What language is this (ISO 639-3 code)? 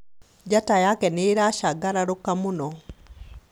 kik